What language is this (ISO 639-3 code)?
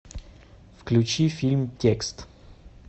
rus